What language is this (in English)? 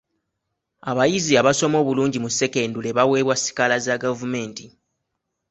Ganda